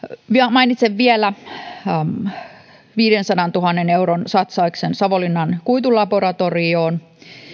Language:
Finnish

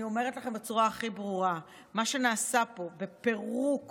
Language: Hebrew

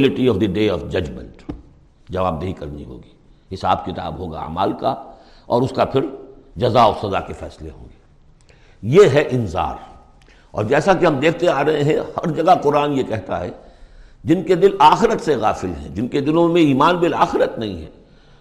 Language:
Urdu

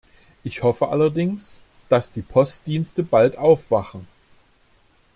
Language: German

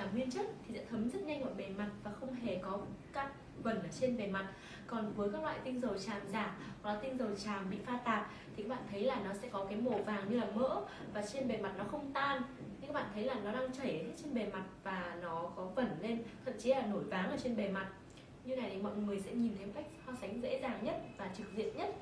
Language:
Vietnamese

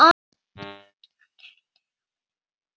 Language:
Icelandic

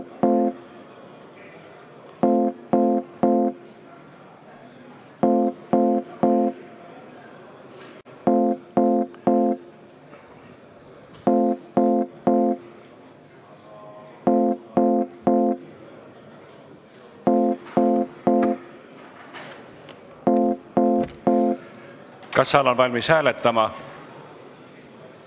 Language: Estonian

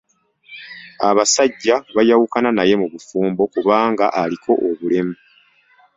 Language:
Ganda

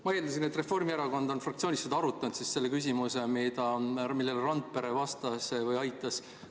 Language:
Estonian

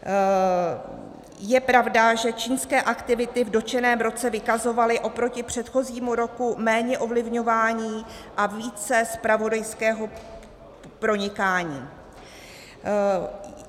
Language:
Czech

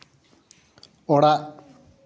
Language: Santali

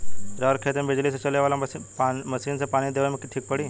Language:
Bhojpuri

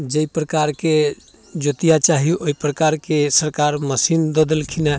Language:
Maithili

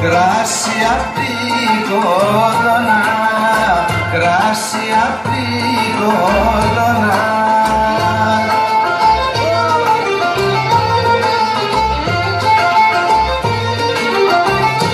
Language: Greek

